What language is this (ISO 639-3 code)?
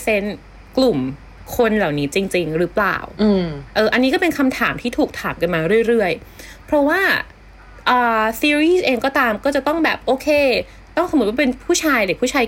tha